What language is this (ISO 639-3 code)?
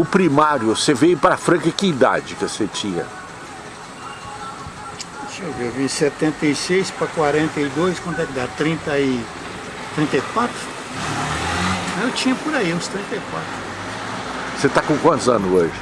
por